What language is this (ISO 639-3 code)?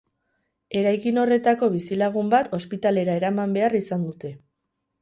eus